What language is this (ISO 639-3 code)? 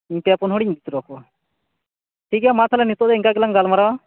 sat